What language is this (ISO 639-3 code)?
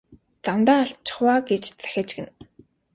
mon